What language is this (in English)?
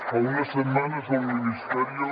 Catalan